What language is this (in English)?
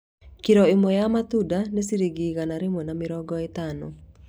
Kikuyu